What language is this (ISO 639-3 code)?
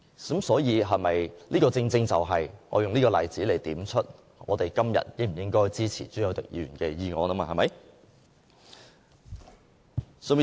yue